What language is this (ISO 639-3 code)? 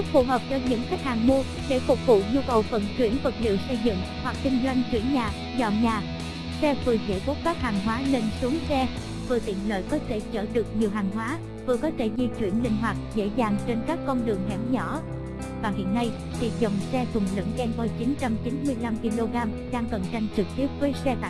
vie